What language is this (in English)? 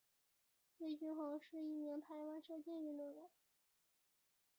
Chinese